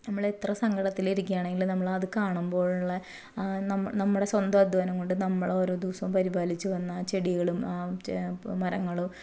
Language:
Malayalam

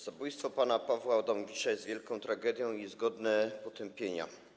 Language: Polish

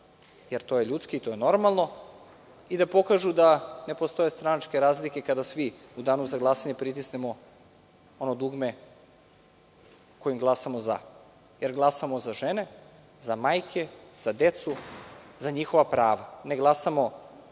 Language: Serbian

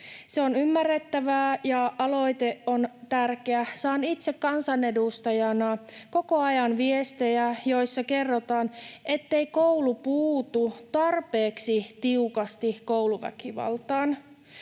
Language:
Finnish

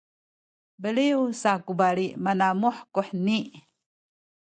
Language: Sakizaya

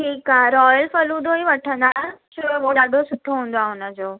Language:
Sindhi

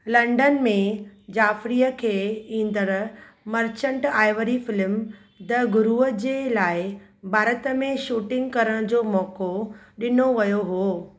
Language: Sindhi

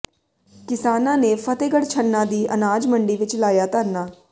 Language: Punjabi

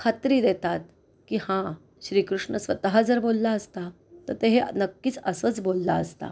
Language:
Marathi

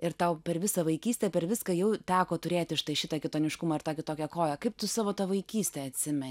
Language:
Lithuanian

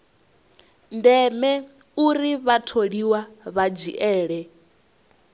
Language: Venda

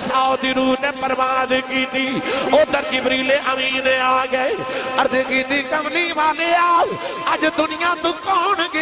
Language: Urdu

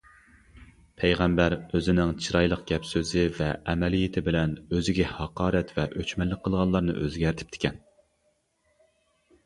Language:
Uyghur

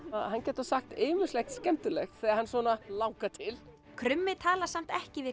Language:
Icelandic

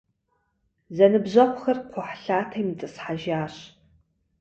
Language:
Kabardian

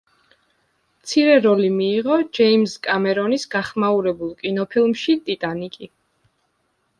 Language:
Georgian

